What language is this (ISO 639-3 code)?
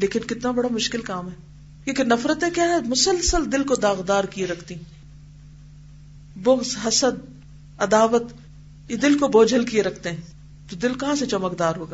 urd